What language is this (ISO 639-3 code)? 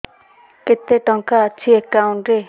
ori